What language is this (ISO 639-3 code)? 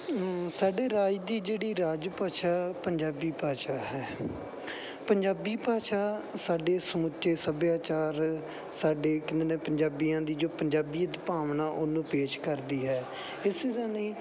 pan